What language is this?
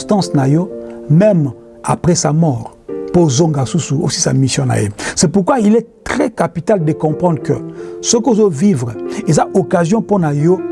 French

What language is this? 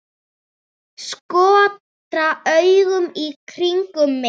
Icelandic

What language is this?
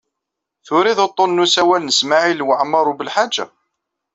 Kabyle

